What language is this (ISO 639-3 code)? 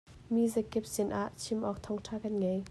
cnh